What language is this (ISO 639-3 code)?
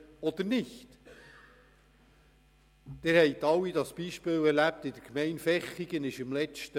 gsw